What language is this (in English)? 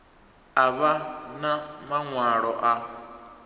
Venda